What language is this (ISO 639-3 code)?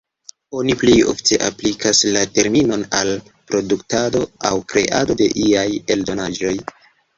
epo